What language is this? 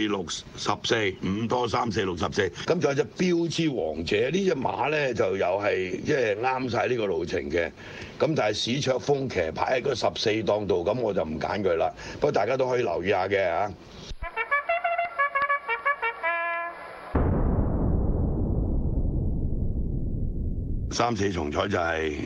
Chinese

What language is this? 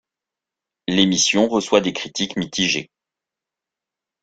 French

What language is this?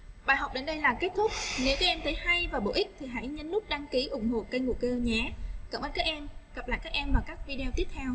Vietnamese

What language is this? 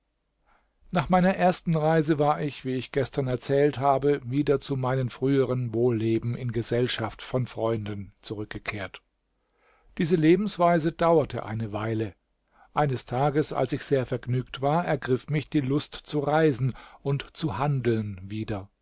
German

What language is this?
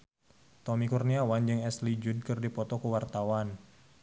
Sundanese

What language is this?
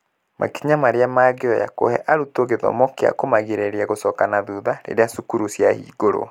Kikuyu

